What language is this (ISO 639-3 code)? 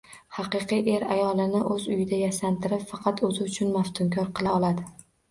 uzb